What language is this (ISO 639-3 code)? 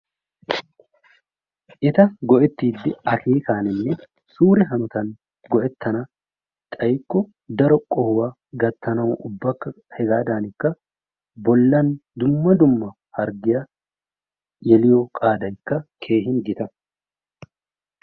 wal